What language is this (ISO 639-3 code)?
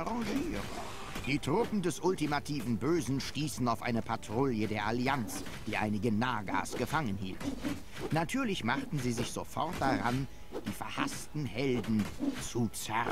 deu